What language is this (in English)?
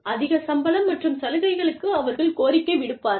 Tamil